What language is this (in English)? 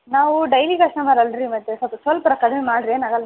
Kannada